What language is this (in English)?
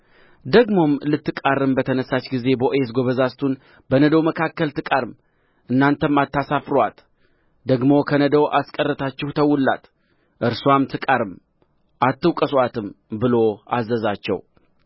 Amharic